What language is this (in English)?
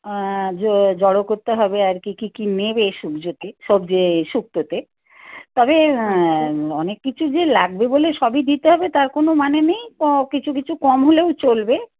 Bangla